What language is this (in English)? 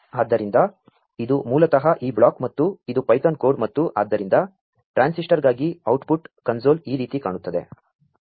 Kannada